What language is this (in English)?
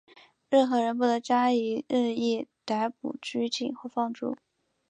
Chinese